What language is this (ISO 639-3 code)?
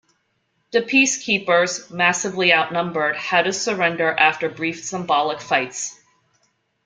eng